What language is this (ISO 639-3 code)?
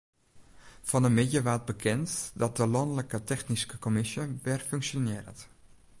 fry